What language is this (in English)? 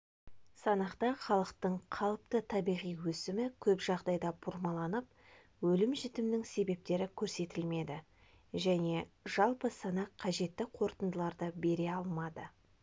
Kazakh